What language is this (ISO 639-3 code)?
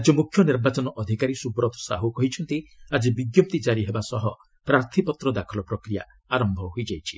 ori